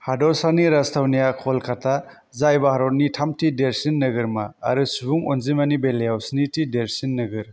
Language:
Bodo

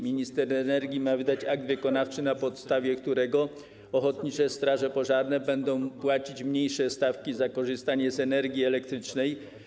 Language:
Polish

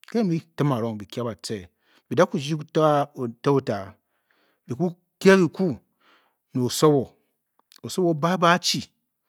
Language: Bokyi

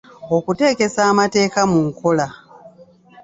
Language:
Ganda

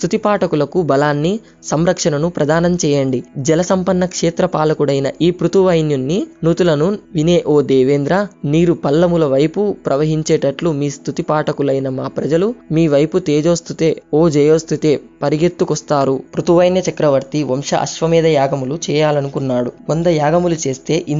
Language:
Telugu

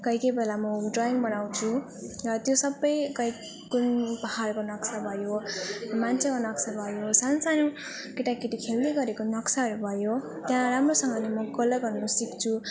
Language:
Nepali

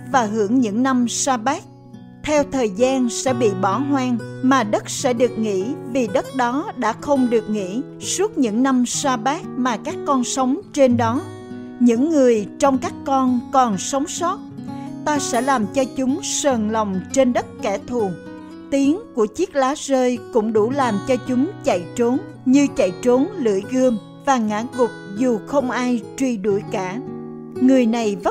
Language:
Vietnamese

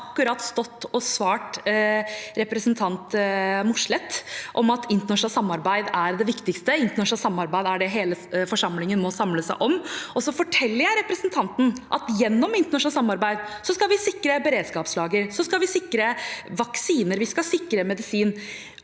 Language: Norwegian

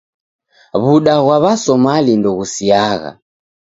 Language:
Taita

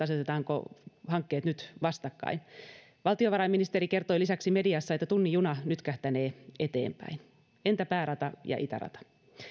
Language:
Finnish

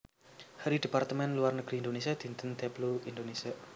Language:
Javanese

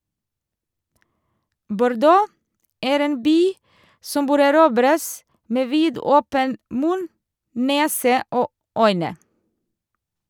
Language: Norwegian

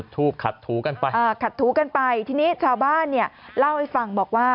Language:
Thai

